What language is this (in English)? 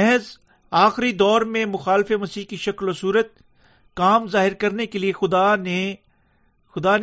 Urdu